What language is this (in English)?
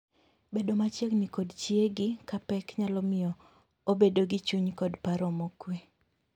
Luo (Kenya and Tanzania)